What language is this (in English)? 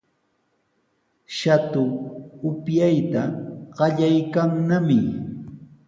Sihuas Ancash Quechua